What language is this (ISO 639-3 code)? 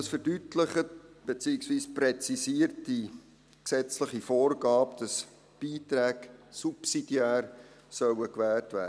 gsw